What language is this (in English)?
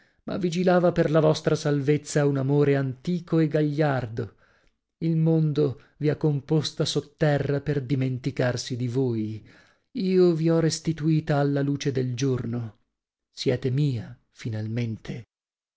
Italian